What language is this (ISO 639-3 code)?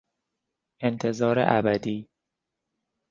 fas